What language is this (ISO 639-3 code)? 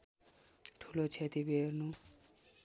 nep